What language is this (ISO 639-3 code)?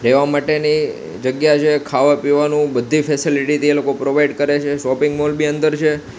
guj